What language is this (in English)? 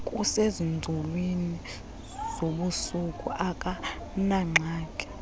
Xhosa